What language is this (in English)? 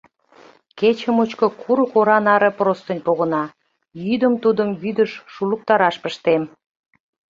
Mari